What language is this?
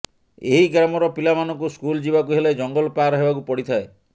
Odia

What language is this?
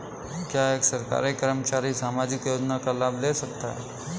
Hindi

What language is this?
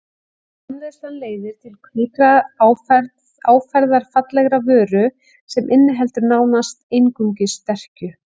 Icelandic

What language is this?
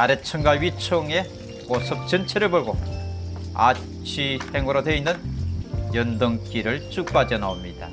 Korean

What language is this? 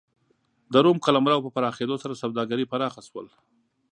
Pashto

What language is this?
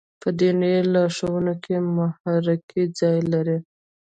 Pashto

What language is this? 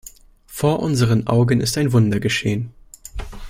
German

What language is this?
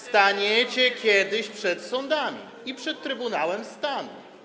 Polish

